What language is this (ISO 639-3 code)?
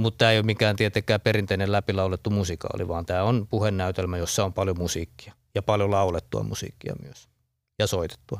fin